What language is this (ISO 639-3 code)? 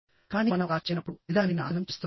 tel